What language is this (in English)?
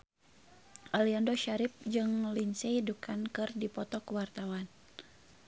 Sundanese